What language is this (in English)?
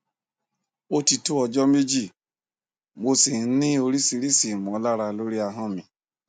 Yoruba